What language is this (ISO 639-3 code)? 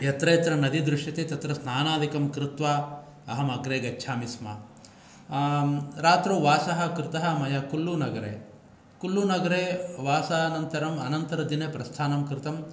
san